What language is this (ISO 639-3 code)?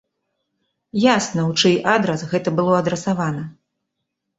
bel